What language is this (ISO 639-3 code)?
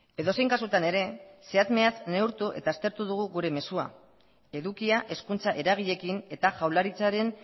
eus